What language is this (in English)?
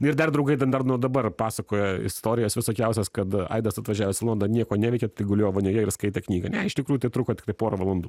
Lithuanian